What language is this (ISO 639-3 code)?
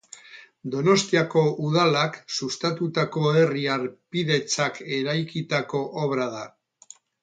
eus